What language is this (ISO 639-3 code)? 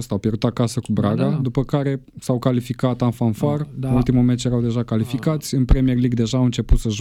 ron